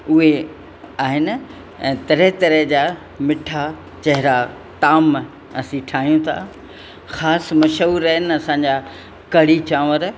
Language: Sindhi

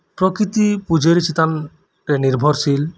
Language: Santali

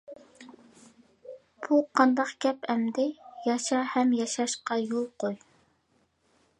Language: Uyghur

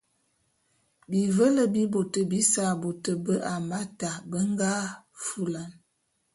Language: Bulu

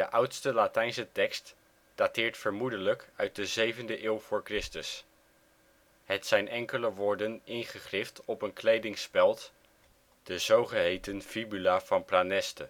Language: Dutch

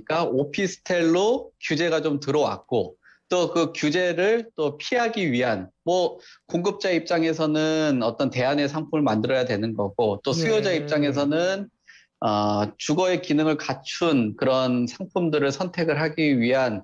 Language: Korean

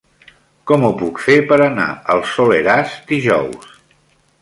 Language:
Catalan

